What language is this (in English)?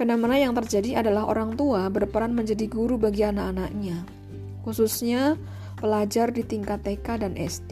Indonesian